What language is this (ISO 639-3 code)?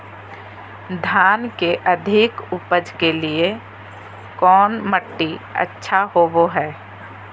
mag